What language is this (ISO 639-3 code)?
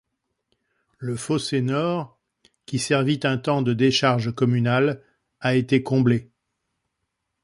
fra